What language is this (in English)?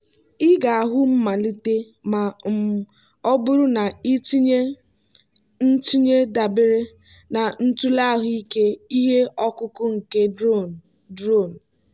Igbo